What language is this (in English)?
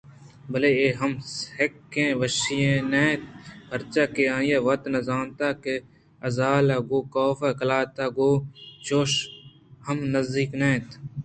Eastern Balochi